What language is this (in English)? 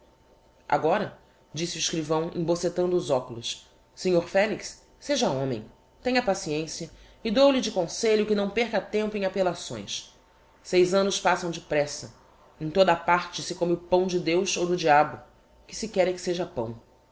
Portuguese